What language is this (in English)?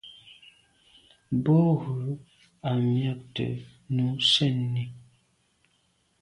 Medumba